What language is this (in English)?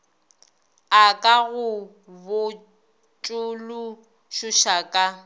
Northern Sotho